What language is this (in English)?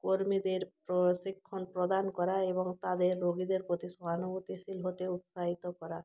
Bangla